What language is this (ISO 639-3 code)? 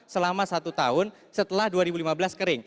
ind